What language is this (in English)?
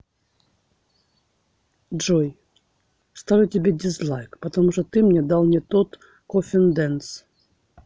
Russian